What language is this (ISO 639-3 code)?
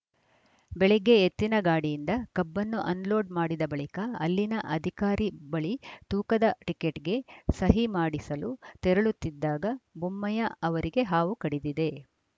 kan